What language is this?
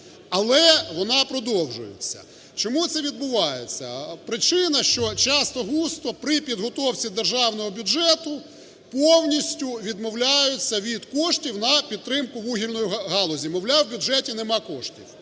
Ukrainian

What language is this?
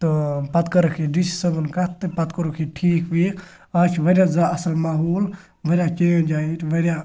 Kashmiri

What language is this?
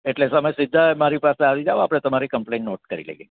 Gujarati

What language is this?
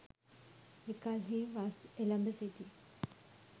Sinhala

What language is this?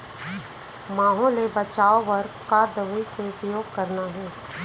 Chhattisgarhi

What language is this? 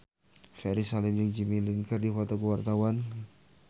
Sundanese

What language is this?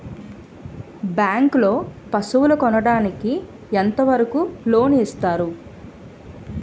Telugu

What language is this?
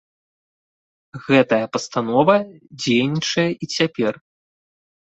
Belarusian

